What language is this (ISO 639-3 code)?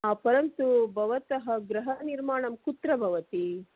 san